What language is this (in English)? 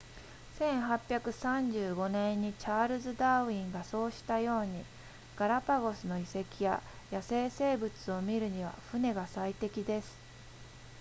Japanese